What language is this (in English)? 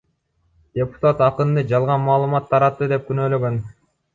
Kyrgyz